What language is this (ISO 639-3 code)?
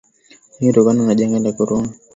swa